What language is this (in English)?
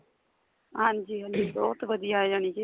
Punjabi